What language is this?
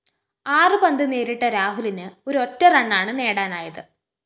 Malayalam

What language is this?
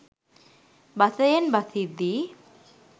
Sinhala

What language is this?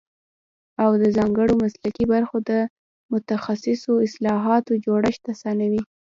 Pashto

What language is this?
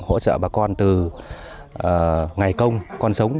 Vietnamese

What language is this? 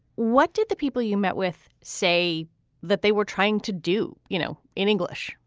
English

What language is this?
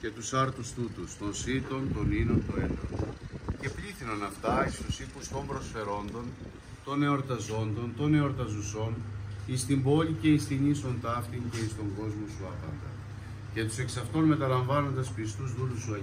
Greek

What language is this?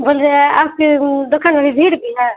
Urdu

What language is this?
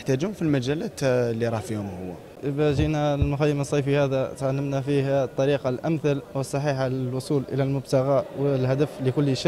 Arabic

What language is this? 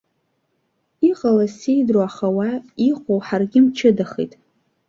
Abkhazian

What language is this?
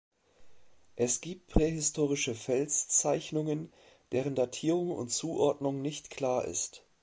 German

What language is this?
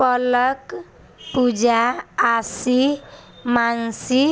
Maithili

